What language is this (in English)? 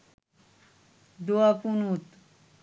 Bangla